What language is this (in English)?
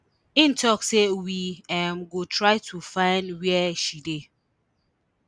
Nigerian Pidgin